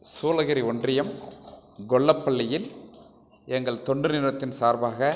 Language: Tamil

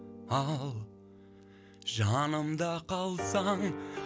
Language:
Kazakh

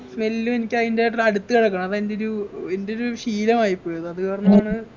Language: Malayalam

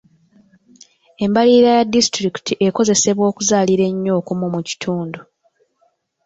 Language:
Ganda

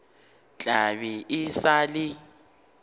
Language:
Northern Sotho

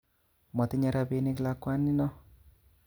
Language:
Kalenjin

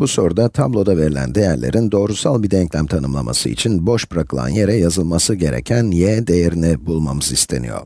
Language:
Turkish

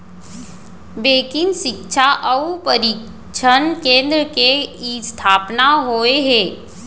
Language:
Chhattisgarhi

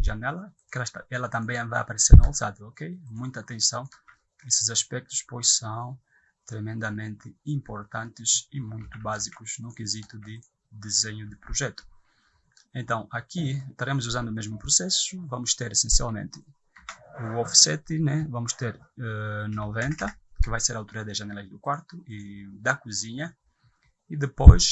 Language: Portuguese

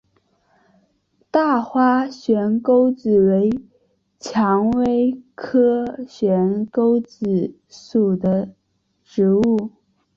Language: Chinese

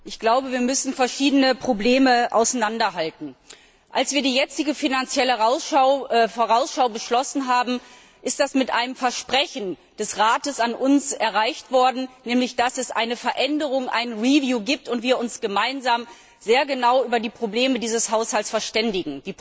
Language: German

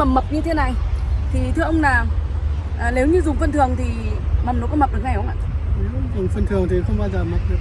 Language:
Vietnamese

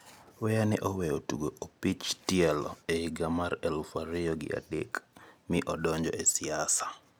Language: Luo (Kenya and Tanzania)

